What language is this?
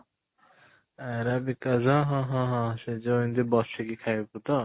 Odia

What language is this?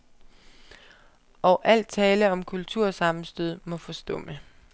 Danish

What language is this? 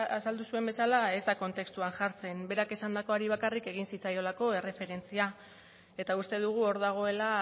Basque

